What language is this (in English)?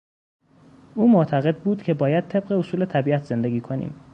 Persian